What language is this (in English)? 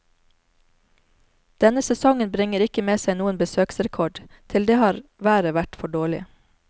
Norwegian